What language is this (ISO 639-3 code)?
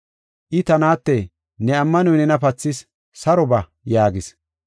gof